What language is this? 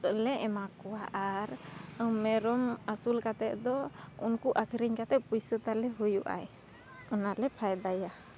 Santali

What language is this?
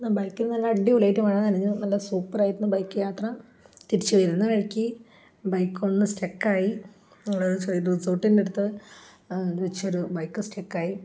Malayalam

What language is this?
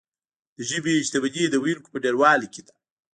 Pashto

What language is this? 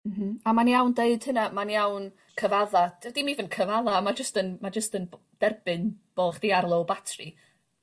Welsh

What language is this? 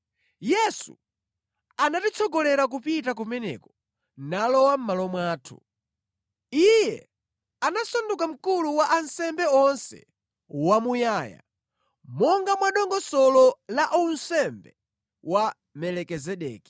Nyanja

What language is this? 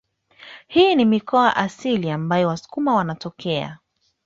Swahili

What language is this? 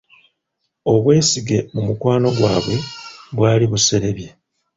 Ganda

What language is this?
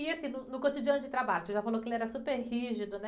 Portuguese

